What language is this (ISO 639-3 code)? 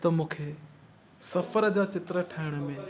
snd